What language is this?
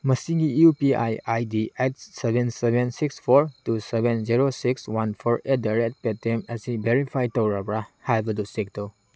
Manipuri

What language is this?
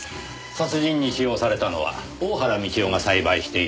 Japanese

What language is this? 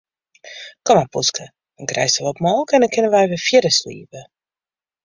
Western Frisian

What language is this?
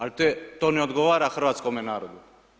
Croatian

